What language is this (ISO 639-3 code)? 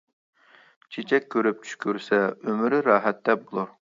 uig